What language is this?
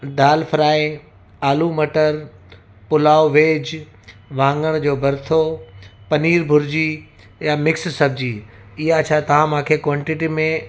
Sindhi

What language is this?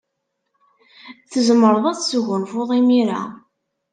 Kabyle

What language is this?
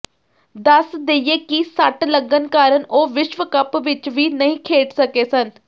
Punjabi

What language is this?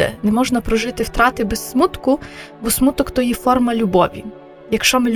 Ukrainian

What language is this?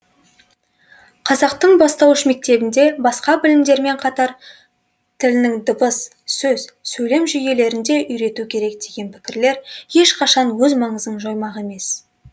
Kazakh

